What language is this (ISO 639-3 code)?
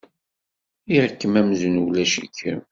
kab